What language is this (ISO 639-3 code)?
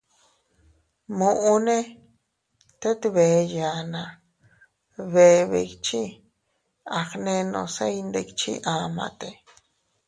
cut